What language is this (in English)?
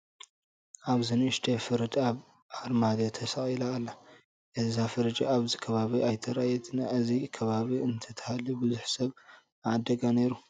Tigrinya